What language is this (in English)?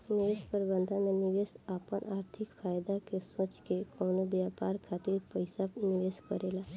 Bhojpuri